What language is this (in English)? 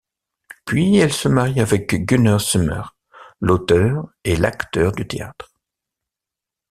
French